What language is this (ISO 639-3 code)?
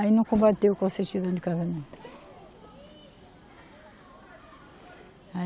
por